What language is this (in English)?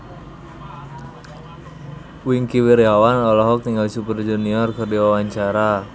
Sundanese